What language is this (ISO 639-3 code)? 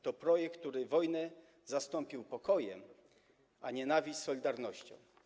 pol